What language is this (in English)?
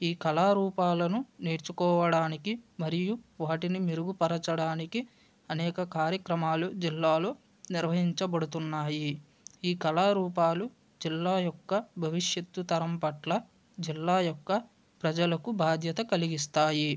Telugu